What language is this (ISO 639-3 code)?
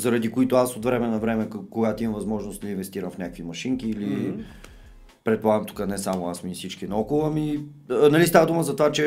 bul